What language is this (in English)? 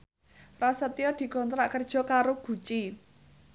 Javanese